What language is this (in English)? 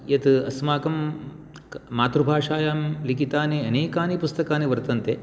Sanskrit